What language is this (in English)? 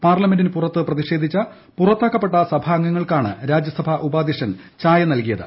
Malayalam